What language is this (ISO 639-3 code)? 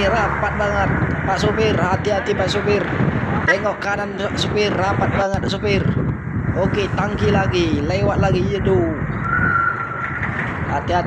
ind